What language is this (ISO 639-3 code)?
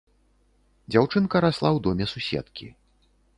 bel